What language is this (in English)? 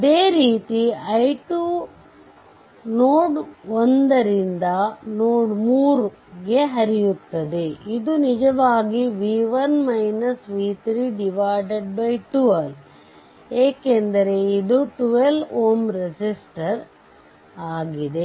Kannada